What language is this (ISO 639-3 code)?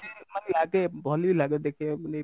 ori